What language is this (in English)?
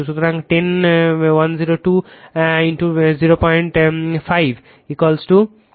Bangla